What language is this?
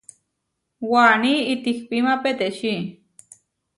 Huarijio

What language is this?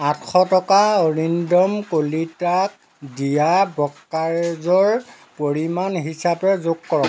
Assamese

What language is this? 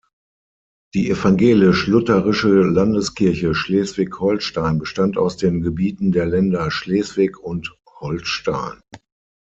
German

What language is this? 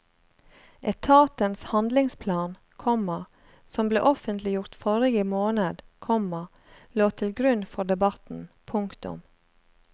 Norwegian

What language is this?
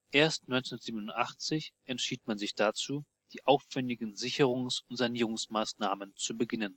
German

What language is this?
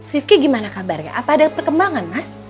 Indonesian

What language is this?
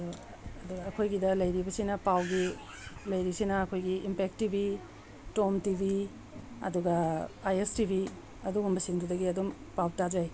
Manipuri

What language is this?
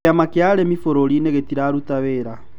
Kikuyu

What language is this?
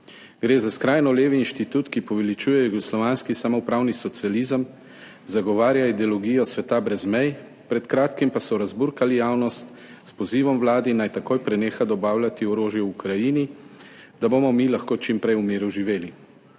Slovenian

